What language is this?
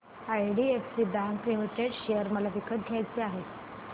Marathi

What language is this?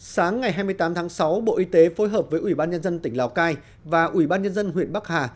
Vietnamese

